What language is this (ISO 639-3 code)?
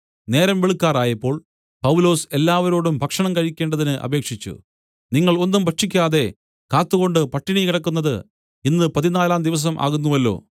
mal